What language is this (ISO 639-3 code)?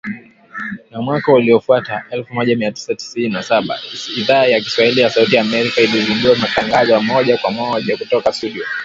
swa